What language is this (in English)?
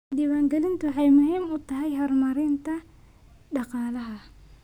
Somali